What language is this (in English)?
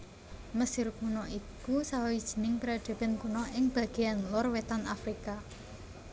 Javanese